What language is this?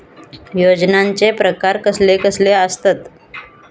Marathi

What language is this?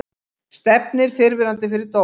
Icelandic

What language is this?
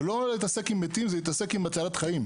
Hebrew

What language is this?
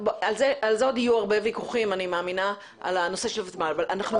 Hebrew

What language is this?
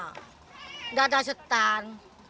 Indonesian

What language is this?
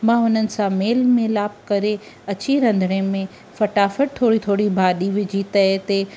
Sindhi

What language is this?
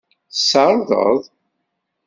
Kabyle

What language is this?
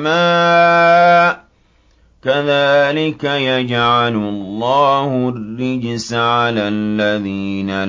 Arabic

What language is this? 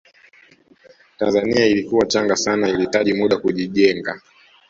Swahili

